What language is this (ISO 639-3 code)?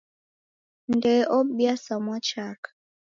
dav